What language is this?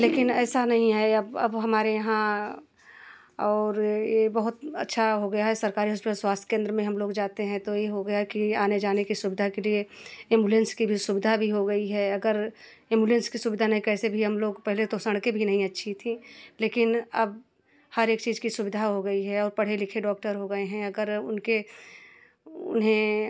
Hindi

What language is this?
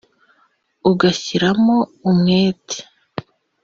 Kinyarwanda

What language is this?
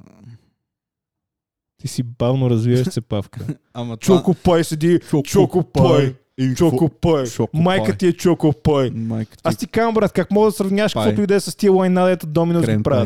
Bulgarian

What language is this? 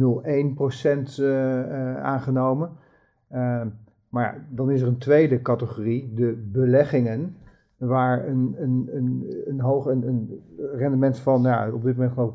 Dutch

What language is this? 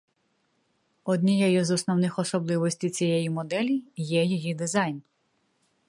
Ukrainian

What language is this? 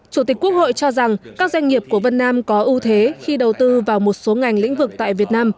Vietnamese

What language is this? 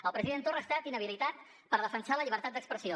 Catalan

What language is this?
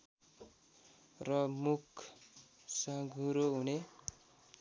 Nepali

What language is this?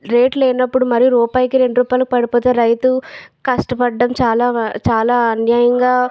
Telugu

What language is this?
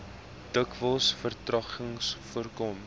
Afrikaans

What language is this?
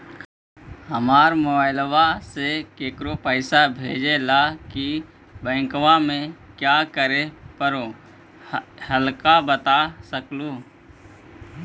Magahi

